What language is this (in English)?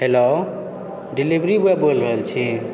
Maithili